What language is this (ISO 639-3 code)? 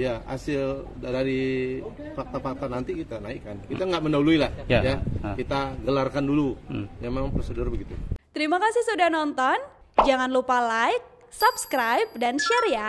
ind